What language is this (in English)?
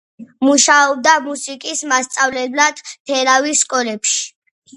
Georgian